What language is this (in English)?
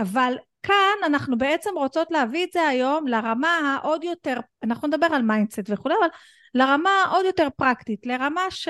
Hebrew